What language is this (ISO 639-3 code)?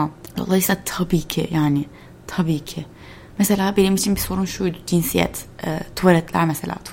tur